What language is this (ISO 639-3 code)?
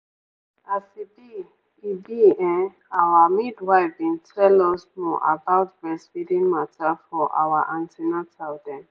pcm